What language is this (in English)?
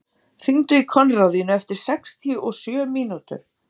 Icelandic